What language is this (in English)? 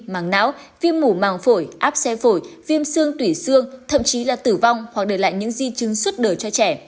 Vietnamese